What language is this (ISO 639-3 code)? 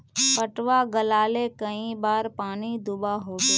mag